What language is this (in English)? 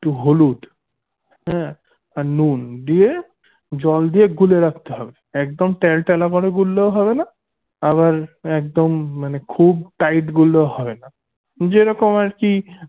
Bangla